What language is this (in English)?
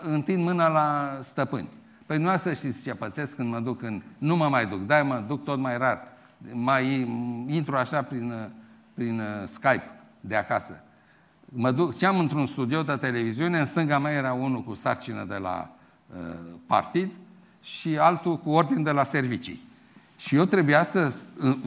Romanian